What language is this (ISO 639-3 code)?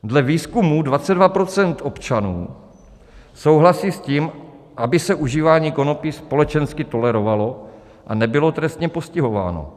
ces